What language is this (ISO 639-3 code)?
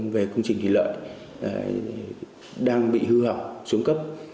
vie